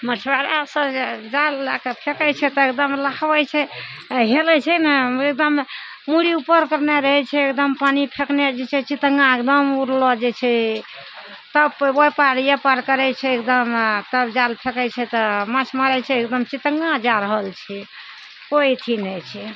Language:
Maithili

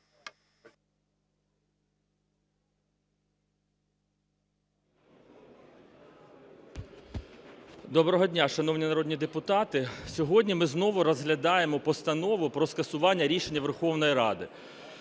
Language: Ukrainian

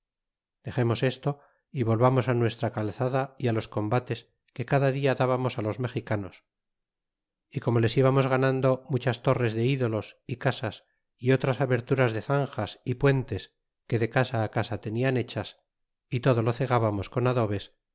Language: Spanish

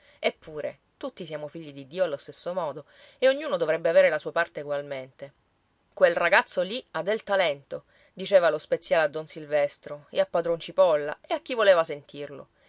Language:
Italian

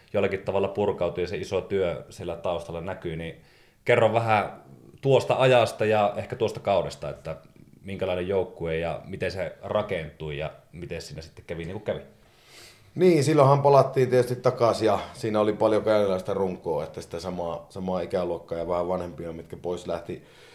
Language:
Finnish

